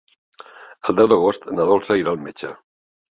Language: Catalan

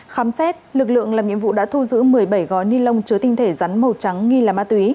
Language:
Vietnamese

